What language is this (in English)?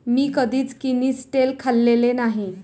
Marathi